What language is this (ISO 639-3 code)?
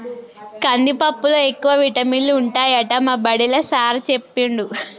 tel